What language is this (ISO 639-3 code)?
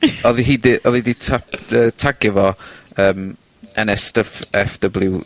cym